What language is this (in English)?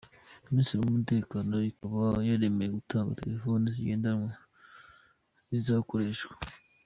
Kinyarwanda